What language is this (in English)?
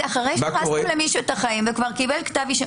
Hebrew